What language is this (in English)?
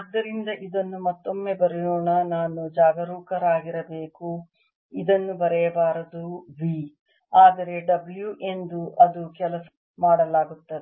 Kannada